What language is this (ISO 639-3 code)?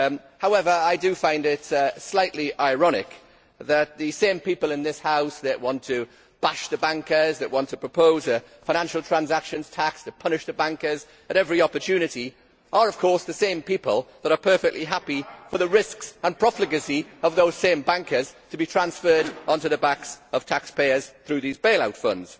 eng